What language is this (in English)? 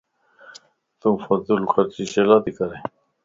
Lasi